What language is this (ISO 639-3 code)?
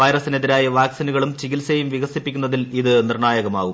mal